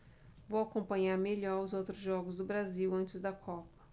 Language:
Portuguese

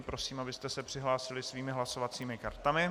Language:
Czech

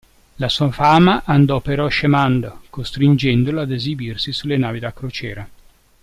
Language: Italian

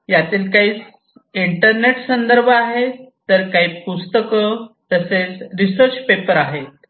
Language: Marathi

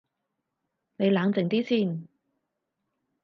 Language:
Cantonese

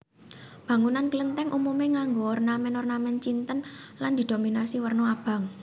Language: Javanese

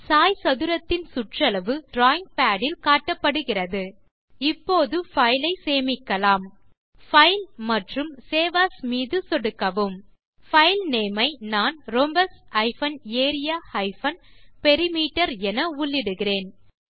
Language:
Tamil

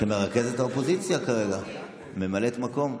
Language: Hebrew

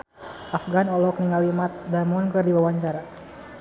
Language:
Sundanese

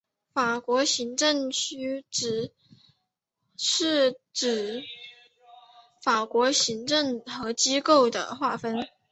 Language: Chinese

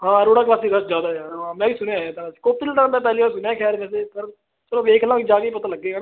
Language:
Punjabi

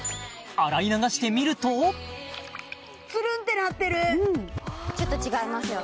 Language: Japanese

